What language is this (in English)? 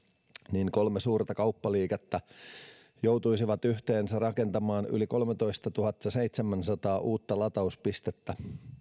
Finnish